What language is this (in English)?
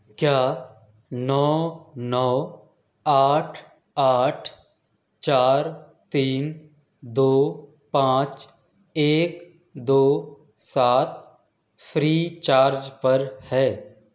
Urdu